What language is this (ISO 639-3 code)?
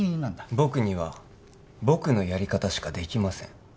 jpn